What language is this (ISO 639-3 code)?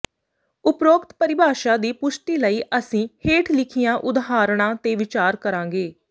pan